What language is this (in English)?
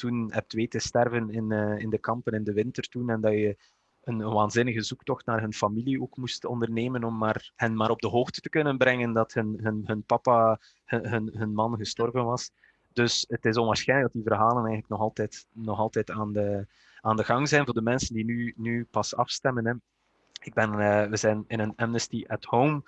Dutch